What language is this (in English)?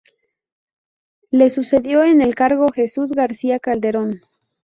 Spanish